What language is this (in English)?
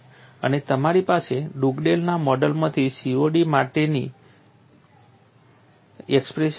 Gujarati